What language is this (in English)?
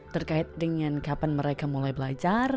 Indonesian